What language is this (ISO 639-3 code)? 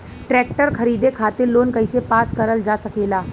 bho